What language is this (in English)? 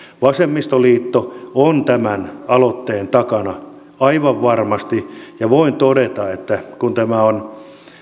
Finnish